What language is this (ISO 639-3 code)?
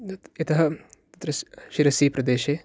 san